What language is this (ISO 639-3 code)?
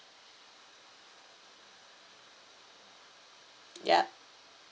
eng